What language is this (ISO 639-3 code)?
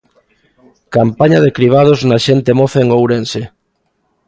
glg